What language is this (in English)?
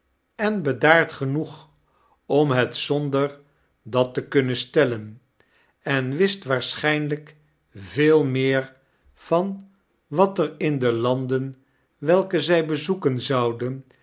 Dutch